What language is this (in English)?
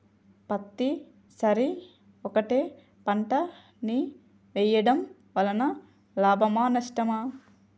Telugu